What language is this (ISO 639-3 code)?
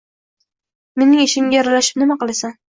uzb